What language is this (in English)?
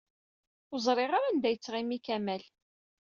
Kabyle